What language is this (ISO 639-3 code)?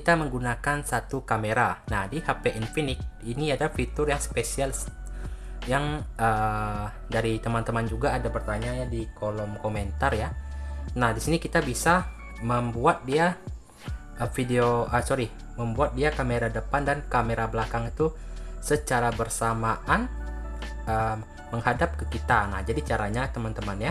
ind